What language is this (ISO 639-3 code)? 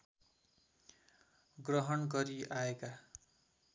nep